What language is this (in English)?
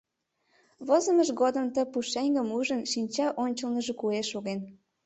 Mari